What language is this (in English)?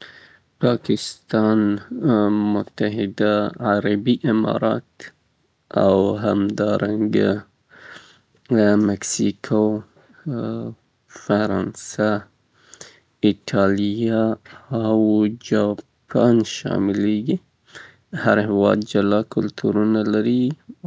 Southern Pashto